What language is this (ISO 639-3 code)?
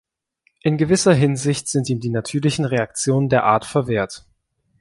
deu